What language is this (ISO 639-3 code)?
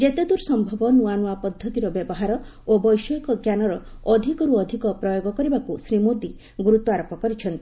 ori